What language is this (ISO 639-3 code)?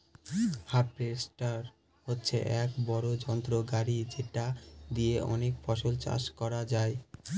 ben